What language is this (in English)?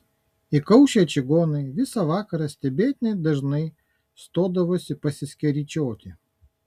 Lithuanian